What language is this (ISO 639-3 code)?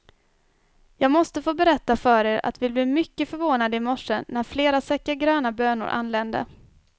swe